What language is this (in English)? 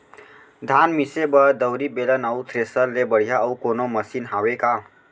Chhattisgarhi